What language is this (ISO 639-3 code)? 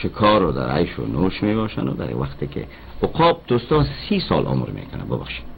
fas